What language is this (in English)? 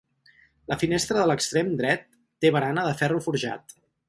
Catalan